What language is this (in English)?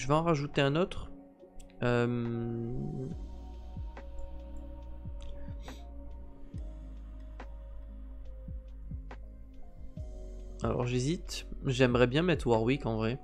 French